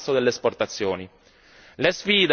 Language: Italian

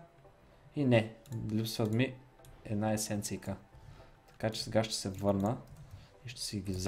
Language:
Bulgarian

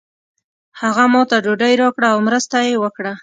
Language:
Pashto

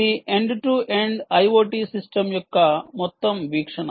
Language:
Telugu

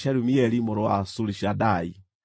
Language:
Kikuyu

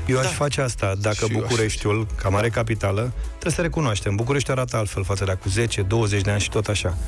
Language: Romanian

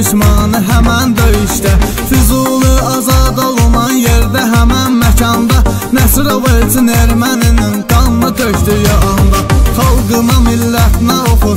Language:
Turkish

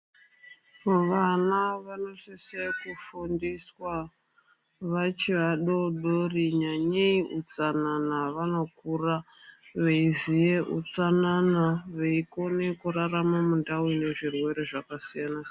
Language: Ndau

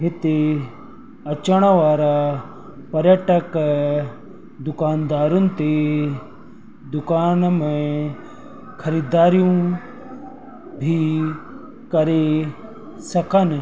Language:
Sindhi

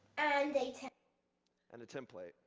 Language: English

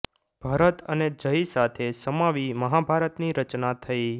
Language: Gujarati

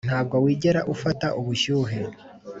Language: Kinyarwanda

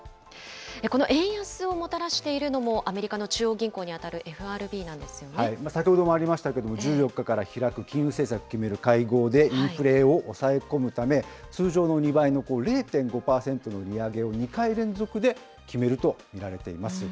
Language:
Japanese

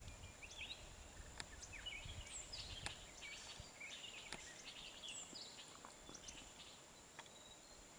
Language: Vietnamese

